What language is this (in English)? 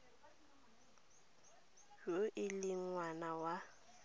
Tswana